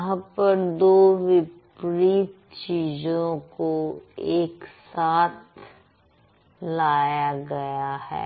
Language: Hindi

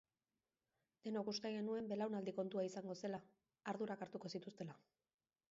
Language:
Basque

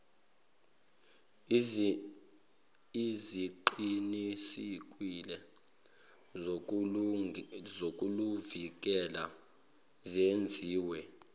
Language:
Zulu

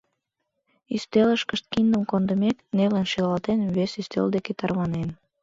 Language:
Mari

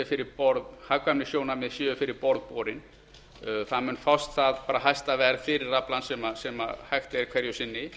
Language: Icelandic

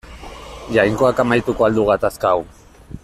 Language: Basque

